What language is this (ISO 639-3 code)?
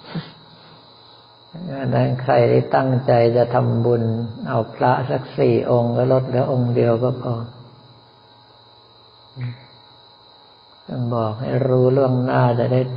tha